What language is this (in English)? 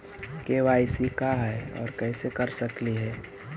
Magahi